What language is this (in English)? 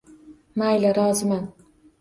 Uzbek